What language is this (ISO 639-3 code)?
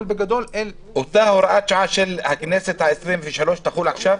heb